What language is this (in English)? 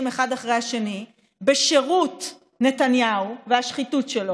Hebrew